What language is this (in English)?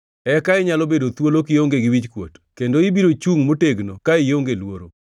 Luo (Kenya and Tanzania)